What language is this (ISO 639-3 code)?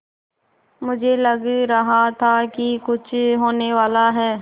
hin